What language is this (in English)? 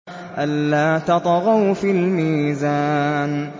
Arabic